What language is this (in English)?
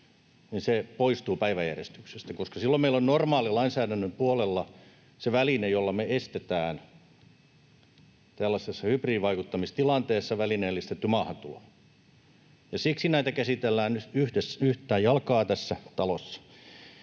Finnish